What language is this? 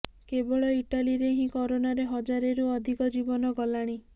Odia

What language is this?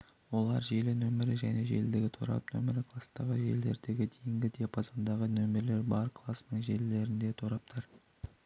Kazakh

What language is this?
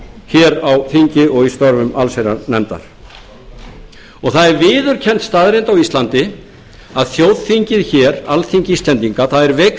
Icelandic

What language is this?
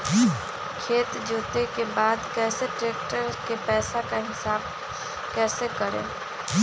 Magahi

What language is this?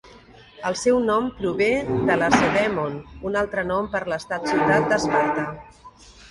Catalan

